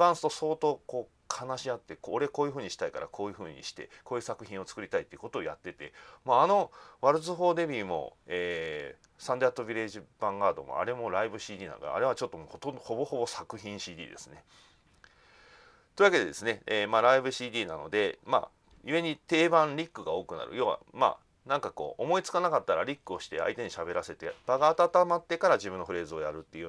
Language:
Japanese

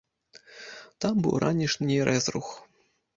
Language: Belarusian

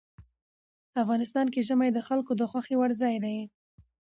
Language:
Pashto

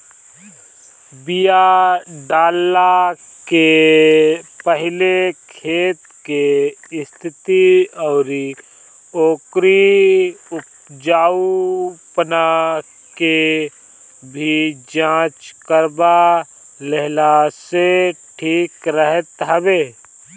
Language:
Bhojpuri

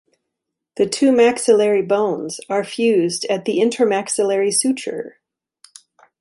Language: English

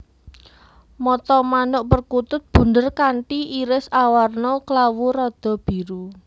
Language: Javanese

